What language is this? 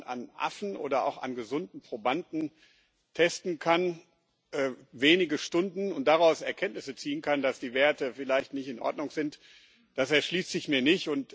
German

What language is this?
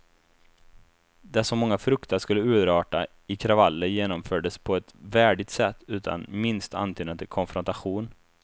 Swedish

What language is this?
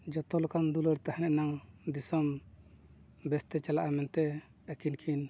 Santali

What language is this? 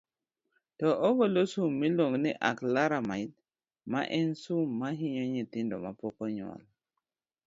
Luo (Kenya and Tanzania)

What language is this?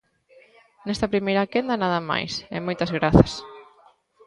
Galician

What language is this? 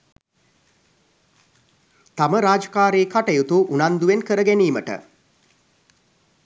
Sinhala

